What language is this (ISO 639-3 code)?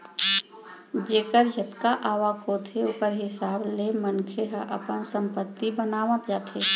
hne